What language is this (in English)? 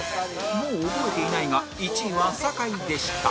Japanese